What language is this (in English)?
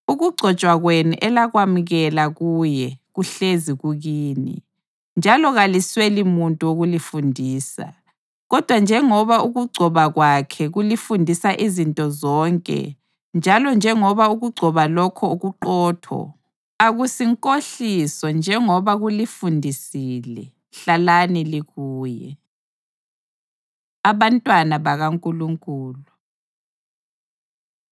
North Ndebele